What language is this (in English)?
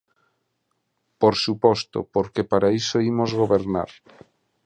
Galician